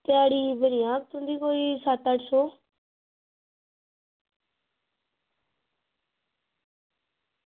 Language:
Dogri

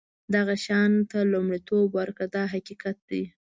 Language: Pashto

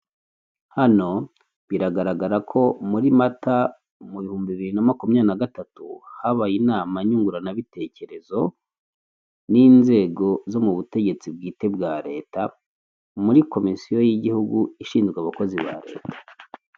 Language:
Kinyarwanda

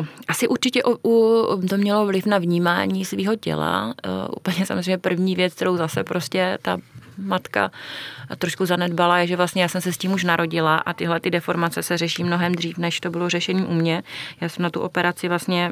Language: Czech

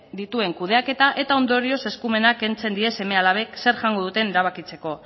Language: Basque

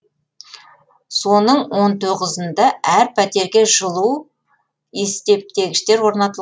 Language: Kazakh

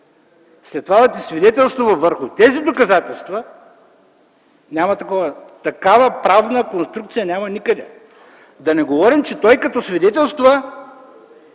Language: Bulgarian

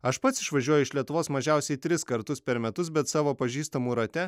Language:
Lithuanian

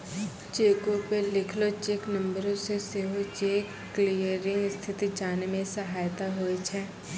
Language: Maithili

